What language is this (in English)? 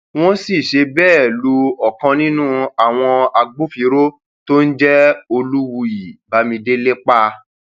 Yoruba